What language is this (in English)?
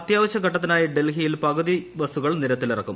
Malayalam